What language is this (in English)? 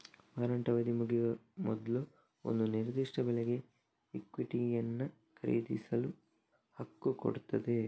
Kannada